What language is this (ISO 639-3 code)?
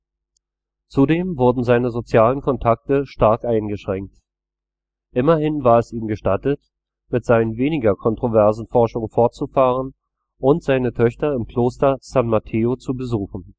deu